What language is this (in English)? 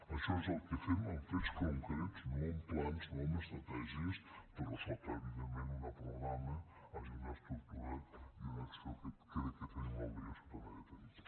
Catalan